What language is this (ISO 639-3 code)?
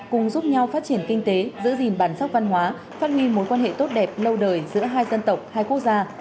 vie